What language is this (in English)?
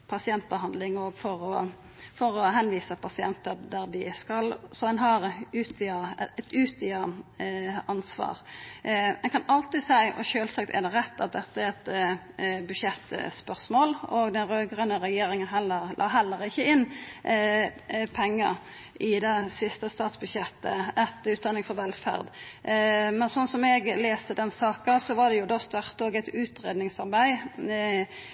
Norwegian Nynorsk